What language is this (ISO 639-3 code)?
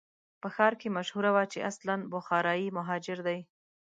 pus